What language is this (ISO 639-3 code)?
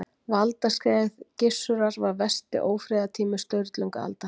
isl